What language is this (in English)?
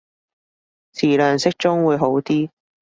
Cantonese